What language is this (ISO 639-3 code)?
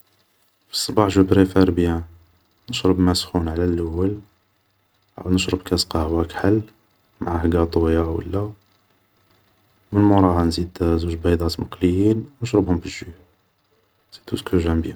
arq